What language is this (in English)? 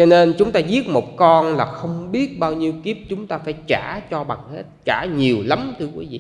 Vietnamese